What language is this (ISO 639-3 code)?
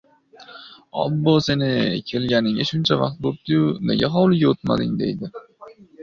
uzb